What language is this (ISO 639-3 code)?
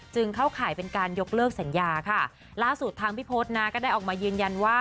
tha